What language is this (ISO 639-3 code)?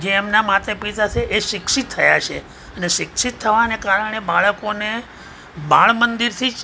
guj